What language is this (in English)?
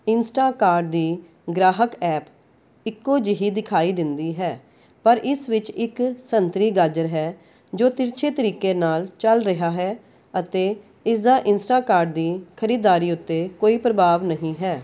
Punjabi